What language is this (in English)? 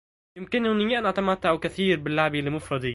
Arabic